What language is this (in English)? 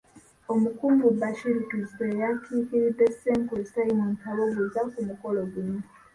Ganda